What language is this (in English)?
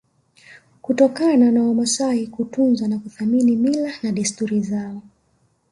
Swahili